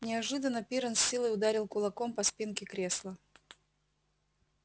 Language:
Russian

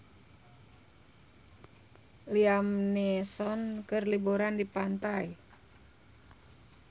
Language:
Sundanese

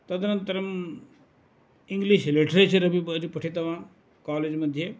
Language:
Sanskrit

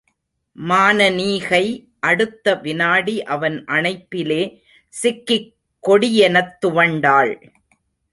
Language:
Tamil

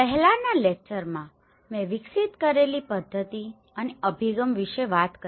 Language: Gujarati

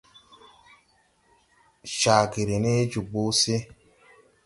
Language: Tupuri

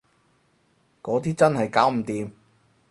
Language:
Cantonese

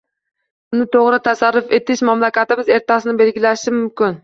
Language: Uzbek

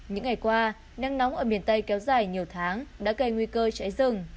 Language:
Vietnamese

